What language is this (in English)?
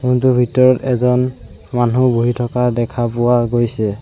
Assamese